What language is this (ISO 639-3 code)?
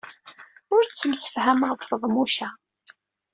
kab